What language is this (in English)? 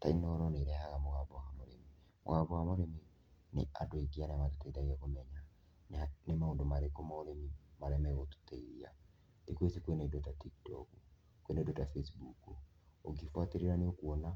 Kikuyu